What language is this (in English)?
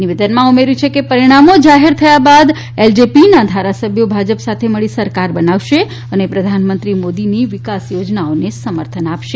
Gujarati